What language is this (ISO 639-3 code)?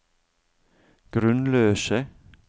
nor